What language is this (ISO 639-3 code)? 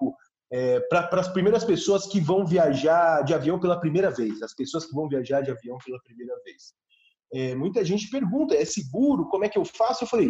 por